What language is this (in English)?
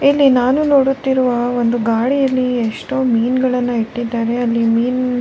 Kannada